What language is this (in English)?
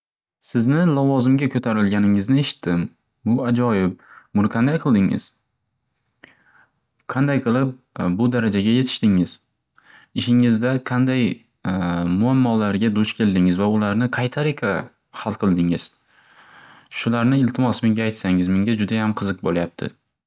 Uzbek